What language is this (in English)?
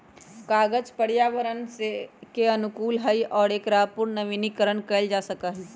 Magahi